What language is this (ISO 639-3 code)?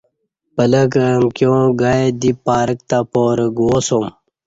bsh